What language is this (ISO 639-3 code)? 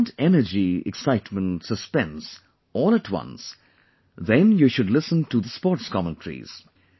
eng